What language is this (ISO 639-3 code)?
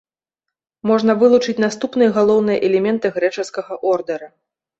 bel